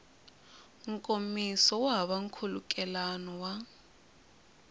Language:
Tsonga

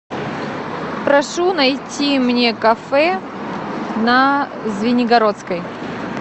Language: Russian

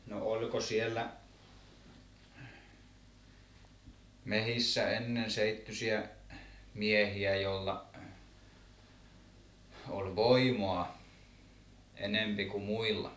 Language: Finnish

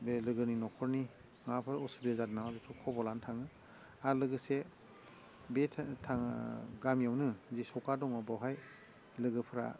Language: Bodo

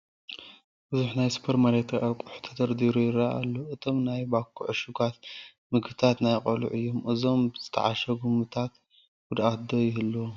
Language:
Tigrinya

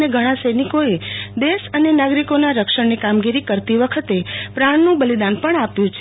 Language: Gujarati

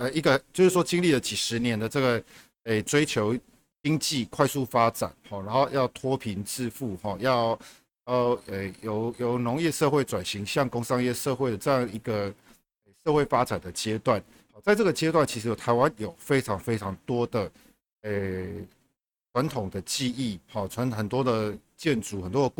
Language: Chinese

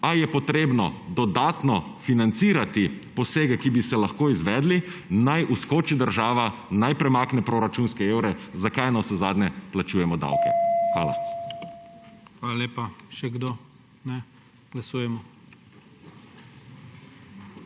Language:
Slovenian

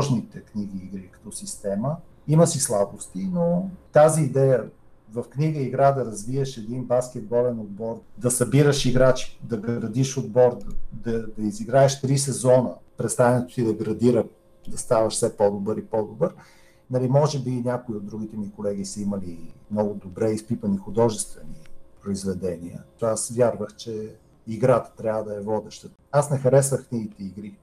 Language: Bulgarian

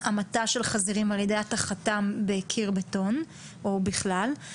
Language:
Hebrew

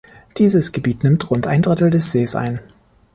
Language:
German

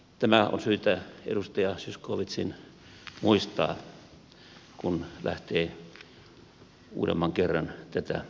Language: Finnish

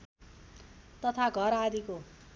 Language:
Nepali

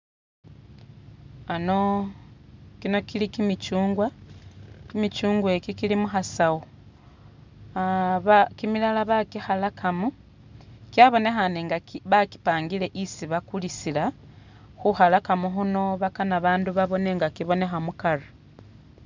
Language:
Masaaba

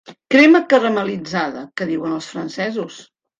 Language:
Catalan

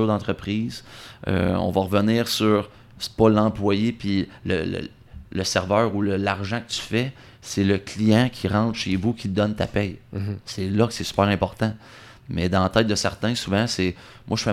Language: French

